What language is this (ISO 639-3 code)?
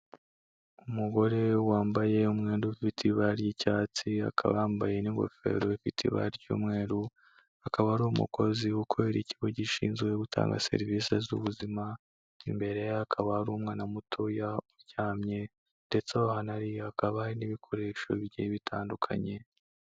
kin